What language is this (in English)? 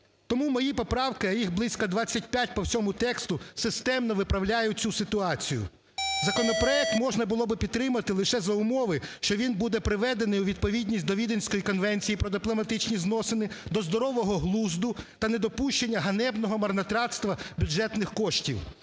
Ukrainian